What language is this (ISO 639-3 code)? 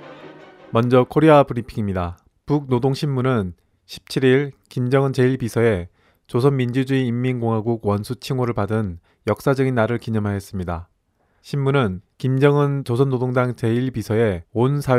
kor